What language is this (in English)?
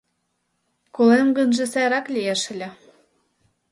Mari